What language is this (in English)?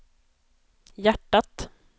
Swedish